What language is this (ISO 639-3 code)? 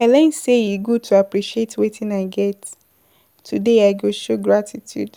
pcm